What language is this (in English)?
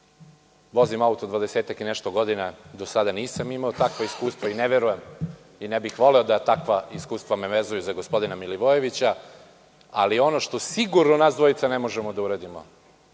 Serbian